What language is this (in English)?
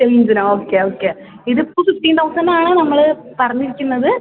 Malayalam